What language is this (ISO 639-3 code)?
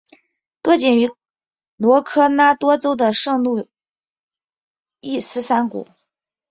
zho